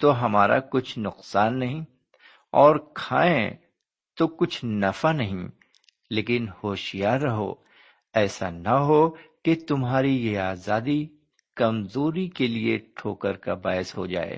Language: Urdu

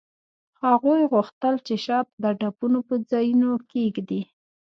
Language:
Pashto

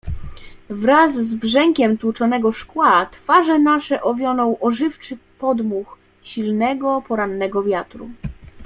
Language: Polish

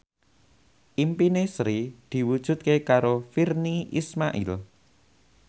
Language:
Javanese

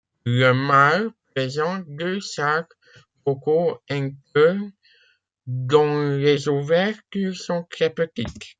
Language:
French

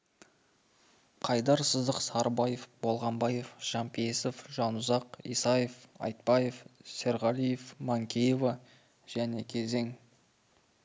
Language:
Kazakh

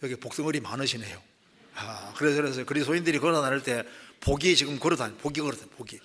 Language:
Korean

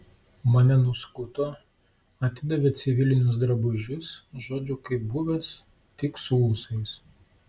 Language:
Lithuanian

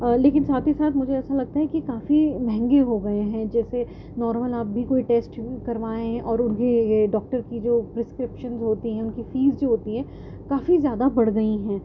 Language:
Urdu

